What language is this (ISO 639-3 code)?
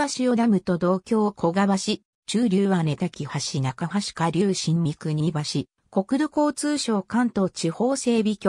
jpn